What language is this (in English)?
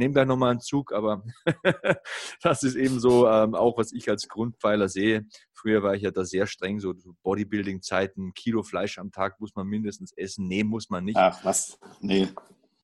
German